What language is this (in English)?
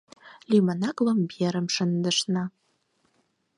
Mari